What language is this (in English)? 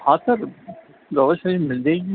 Urdu